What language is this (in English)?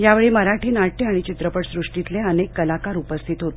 Marathi